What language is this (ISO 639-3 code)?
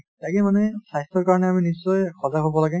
asm